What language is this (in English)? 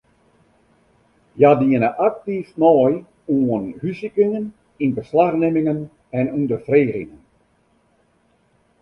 Western Frisian